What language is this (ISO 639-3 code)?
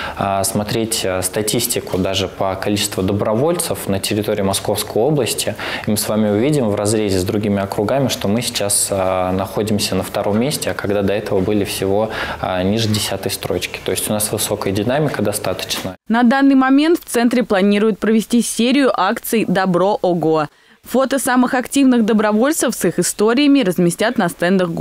rus